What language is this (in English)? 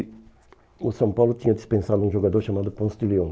Portuguese